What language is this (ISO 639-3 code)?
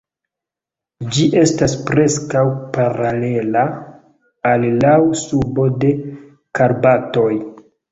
epo